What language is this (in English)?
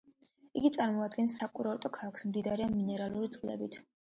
Georgian